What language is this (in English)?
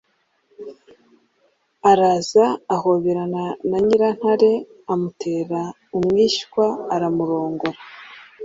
Kinyarwanda